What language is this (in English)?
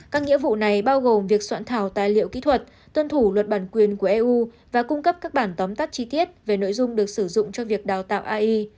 Vietnamese